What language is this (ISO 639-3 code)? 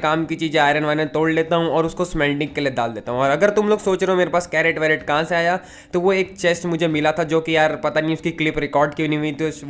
hin